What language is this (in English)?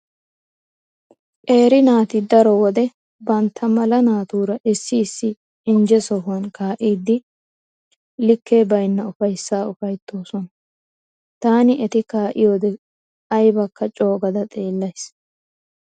Wolaytta